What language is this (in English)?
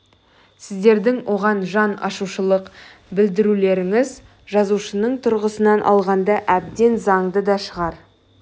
Kazakh